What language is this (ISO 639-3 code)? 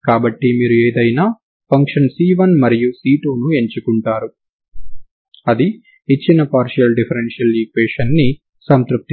tel